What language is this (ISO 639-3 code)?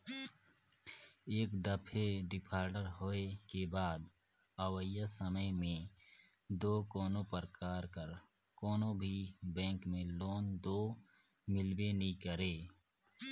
hne